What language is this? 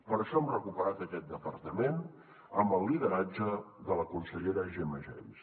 Catalan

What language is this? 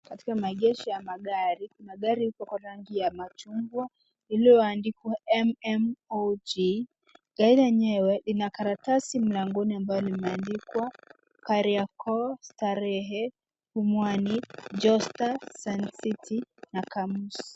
Swahili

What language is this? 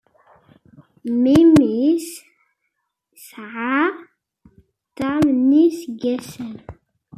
Kabyle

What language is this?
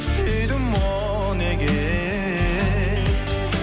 Kazakh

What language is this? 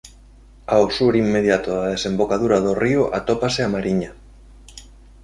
Galician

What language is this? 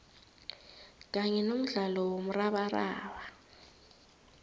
South Ndebele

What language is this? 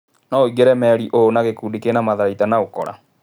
Kikuyu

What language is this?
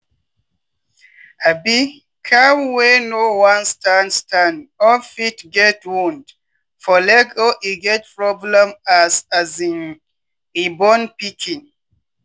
Nigerian Pidgin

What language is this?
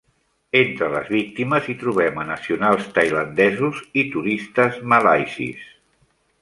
Catalan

